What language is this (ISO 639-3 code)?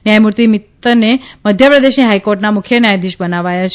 guj